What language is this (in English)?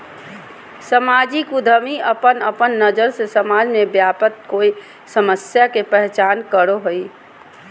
Magahi